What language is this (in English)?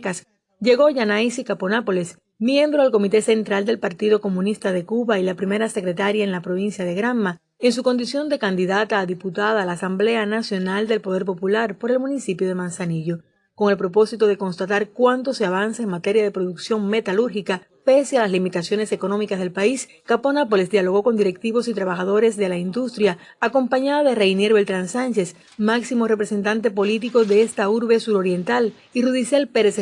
Spanish